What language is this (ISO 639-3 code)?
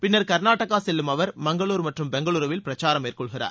tam